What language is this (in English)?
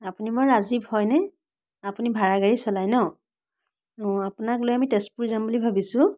Assamese